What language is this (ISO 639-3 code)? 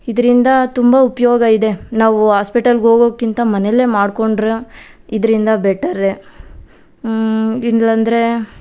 kan